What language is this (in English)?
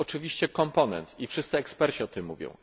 Polish